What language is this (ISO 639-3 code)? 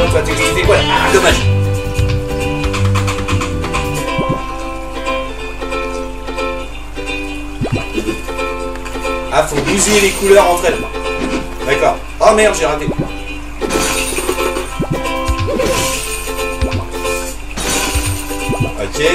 fra